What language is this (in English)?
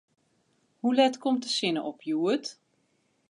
Western Frisian